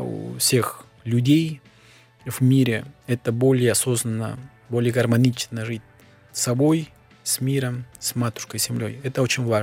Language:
Russian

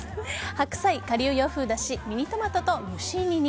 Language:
Japanese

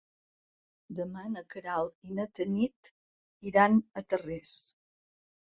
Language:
Catalan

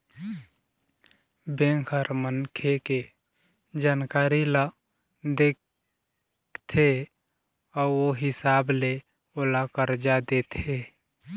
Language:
Chhattisgarhi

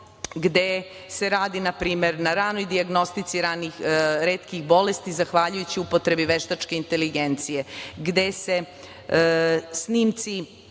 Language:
Serbian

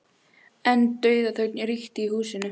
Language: Icelandic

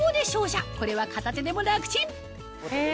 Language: Japanese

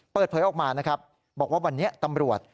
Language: Thai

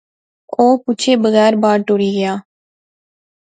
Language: Pahari-Potwari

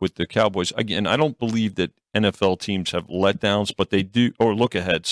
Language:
English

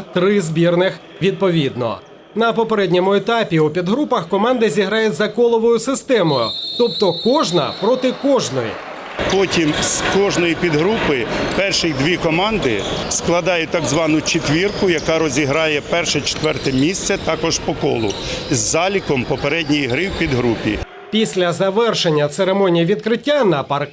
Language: Ukrainian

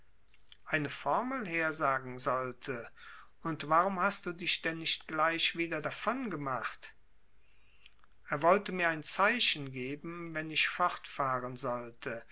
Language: German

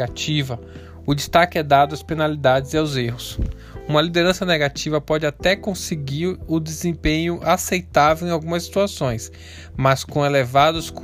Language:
Portuguese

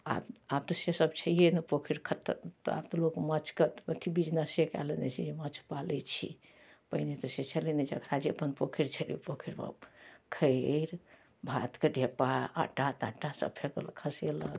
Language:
Maithili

